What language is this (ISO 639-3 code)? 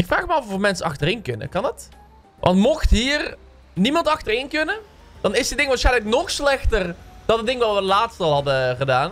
nld